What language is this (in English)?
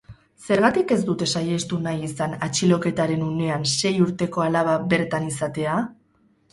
Basque